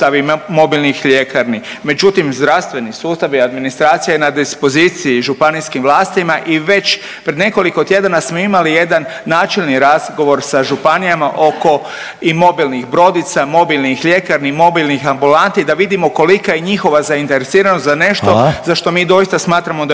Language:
Croatian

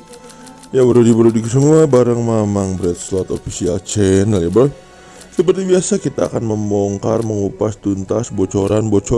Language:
Indonesian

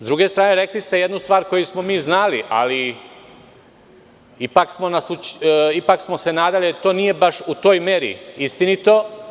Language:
Serbian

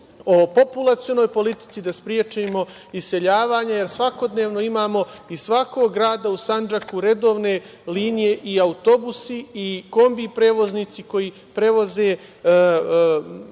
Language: Serbian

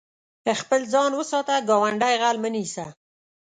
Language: Pashto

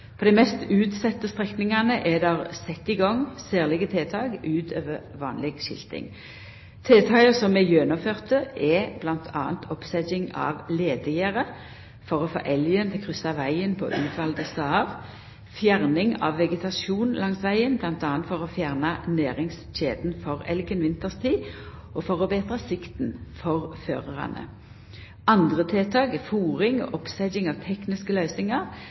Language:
Norwegian Nynorsk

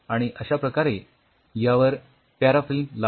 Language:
Marathi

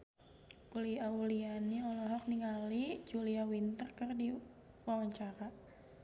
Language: Sundanese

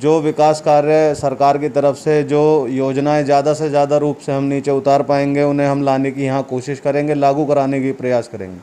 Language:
Hindi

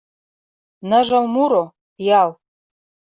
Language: Mari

